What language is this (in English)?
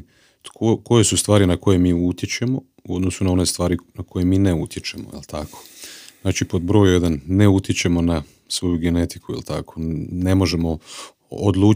Croatian